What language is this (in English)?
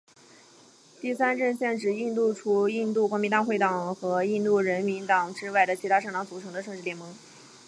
Chinese